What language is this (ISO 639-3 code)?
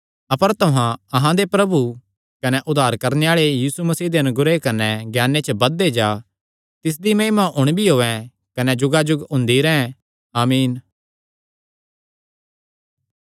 xnr